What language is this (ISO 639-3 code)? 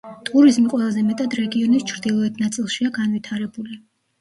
kat